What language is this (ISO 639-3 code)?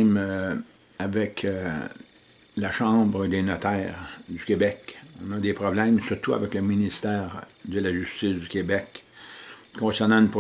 fra